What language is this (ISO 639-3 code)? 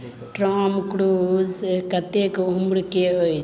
mai